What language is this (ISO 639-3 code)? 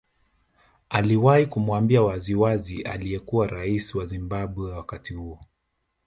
swa